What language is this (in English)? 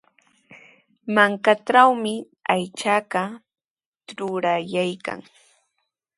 Sihuas Ancash Quechua